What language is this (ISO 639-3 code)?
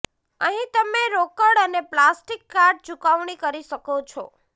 guj